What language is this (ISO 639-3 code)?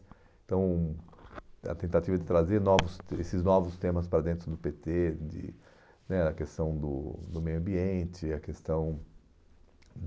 por